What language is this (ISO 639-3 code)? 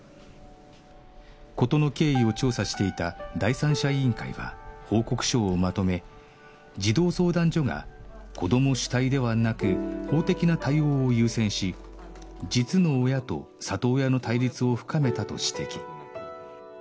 jpn